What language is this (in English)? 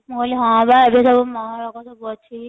Odia